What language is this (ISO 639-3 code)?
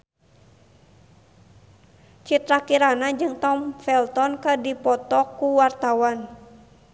sun